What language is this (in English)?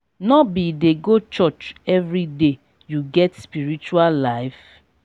Nigerian Pidgin